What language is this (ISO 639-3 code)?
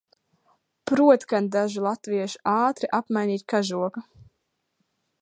lav